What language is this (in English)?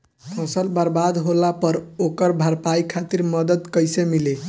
Bhojpuri